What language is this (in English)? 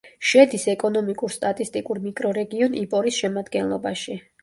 Georgian